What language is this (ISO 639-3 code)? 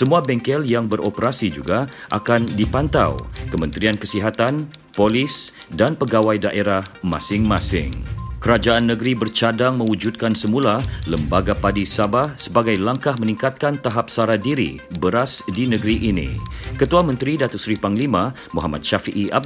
msa